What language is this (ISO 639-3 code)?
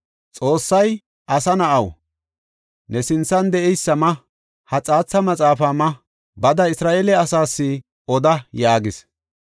gof